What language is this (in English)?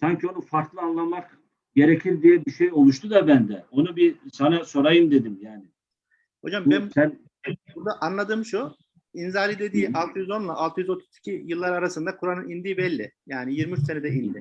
Turkish